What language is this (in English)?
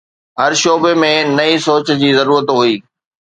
Sindhi